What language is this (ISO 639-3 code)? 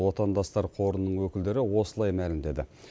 kaz